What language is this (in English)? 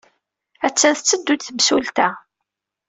Kabyle